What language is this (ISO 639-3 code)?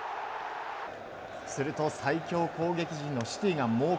jpn